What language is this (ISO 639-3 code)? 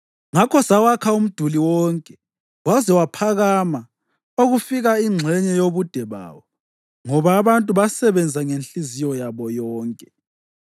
nde